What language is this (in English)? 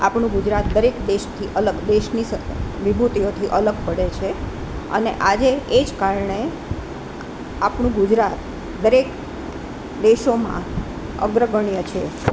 Gujarati